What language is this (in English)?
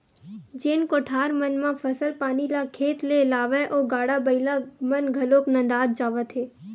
Chhattisgarhi